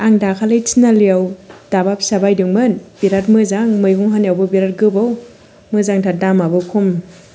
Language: Bodo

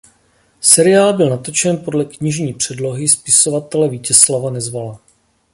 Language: Czech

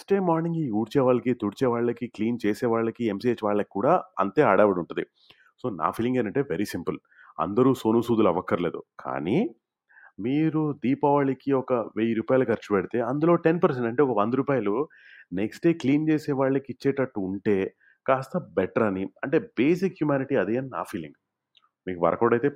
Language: Telugu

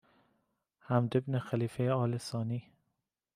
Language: Persian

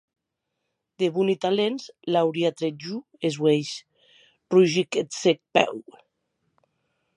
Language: Occitan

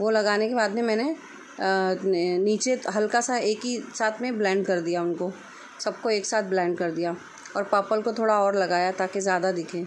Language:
Hindi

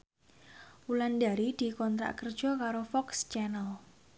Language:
Javanese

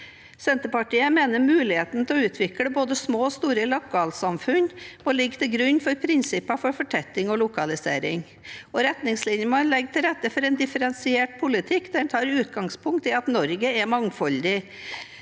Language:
Norwegian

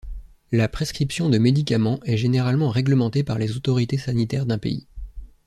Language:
French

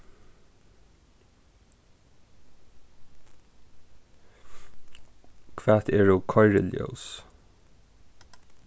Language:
Faroese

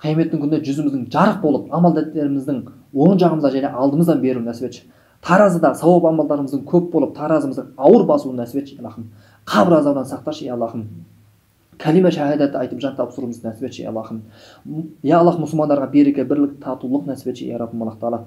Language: Turkish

